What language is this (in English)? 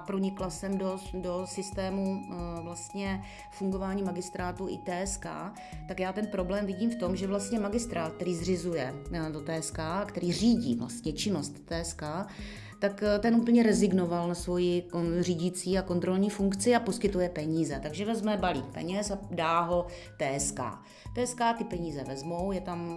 Czech